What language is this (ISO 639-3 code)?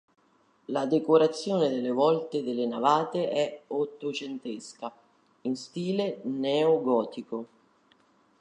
ita